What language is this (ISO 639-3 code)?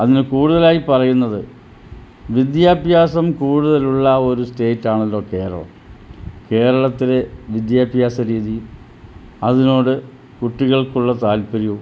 mal